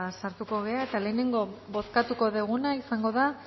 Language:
Basque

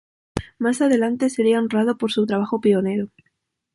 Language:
Spanish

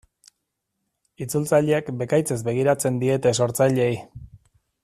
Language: Basque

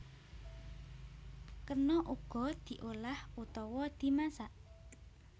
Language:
Javanese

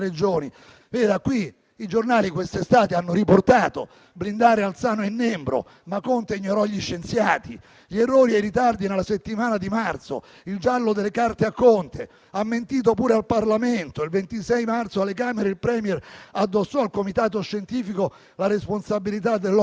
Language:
Italian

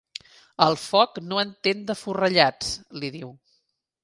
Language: Catalan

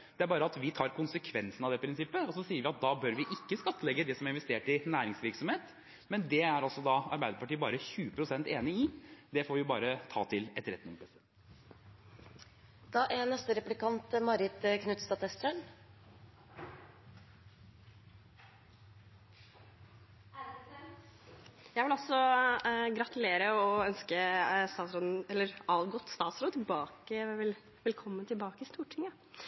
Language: Norwegian Bokmål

